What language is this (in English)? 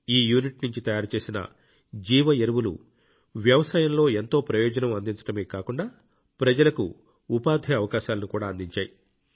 Telugu